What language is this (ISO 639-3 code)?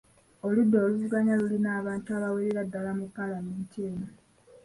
lug